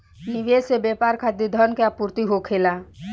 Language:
Bhojpuri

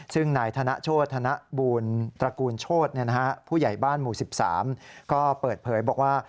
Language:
Thai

